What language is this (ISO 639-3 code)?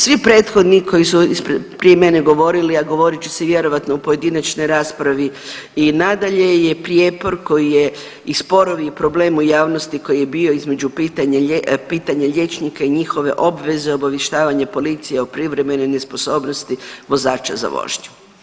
hrv